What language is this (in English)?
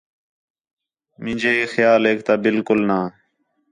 Khetrani